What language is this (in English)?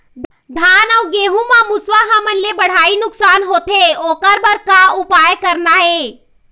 Chhattisgarhi